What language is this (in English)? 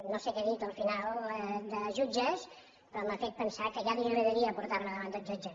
Catalan